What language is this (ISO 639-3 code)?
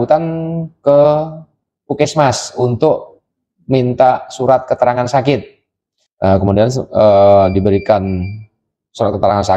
ind